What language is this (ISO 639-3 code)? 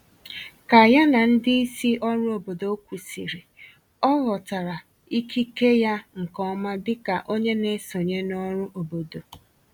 ibo